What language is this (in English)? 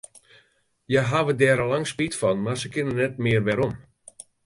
Western Frisian